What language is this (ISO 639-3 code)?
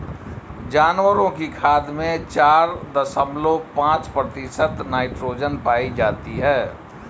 hin